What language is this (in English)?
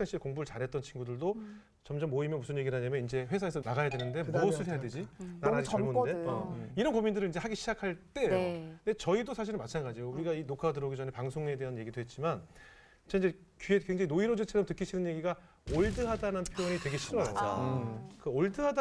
Korean